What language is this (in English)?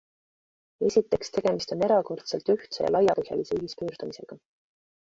Estonian